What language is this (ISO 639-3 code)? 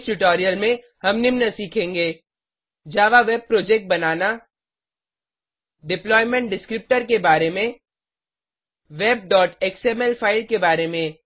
hin